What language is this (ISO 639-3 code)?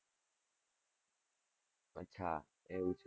guj